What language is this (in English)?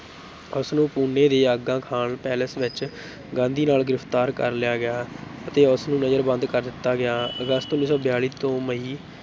Punjabi